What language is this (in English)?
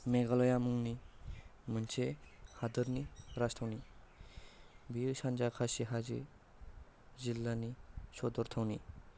Bodo